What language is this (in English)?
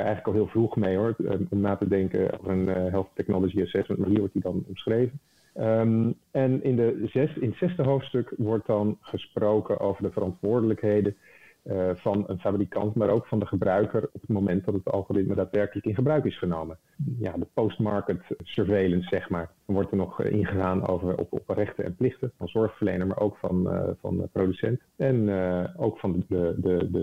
Dutch